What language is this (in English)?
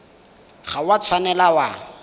Tswana